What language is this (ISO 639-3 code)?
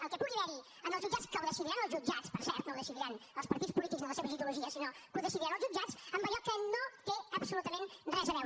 cat